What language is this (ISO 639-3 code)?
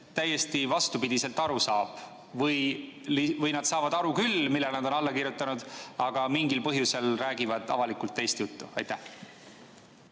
est